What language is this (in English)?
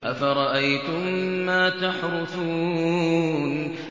Arabic